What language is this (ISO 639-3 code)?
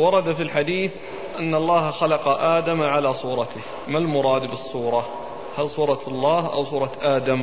ara